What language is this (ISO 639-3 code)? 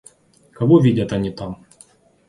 rus